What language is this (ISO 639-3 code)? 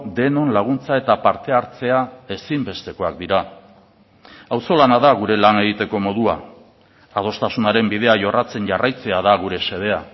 eus